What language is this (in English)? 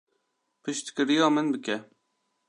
Kurdish